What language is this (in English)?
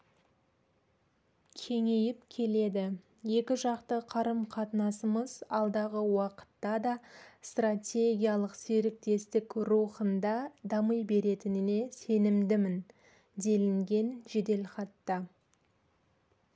Kazakh